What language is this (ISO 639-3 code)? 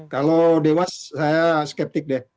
ind